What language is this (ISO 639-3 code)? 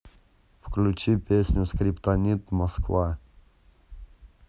rus